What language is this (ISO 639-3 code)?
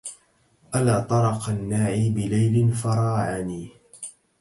ara